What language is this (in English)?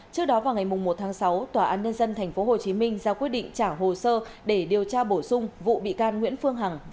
Vietnamese